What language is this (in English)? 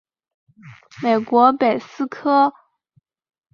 Chinese